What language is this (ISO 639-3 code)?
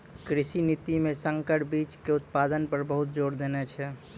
mai